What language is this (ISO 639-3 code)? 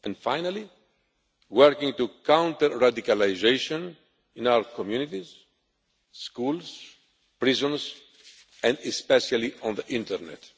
eng